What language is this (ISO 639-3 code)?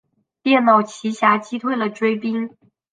zho